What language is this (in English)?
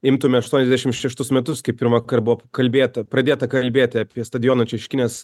Lithuanian